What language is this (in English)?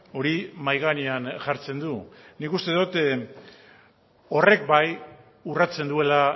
Basque